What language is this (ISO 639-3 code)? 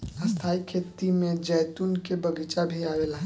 bho